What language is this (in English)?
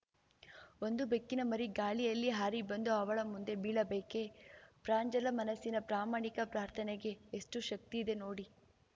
Kannada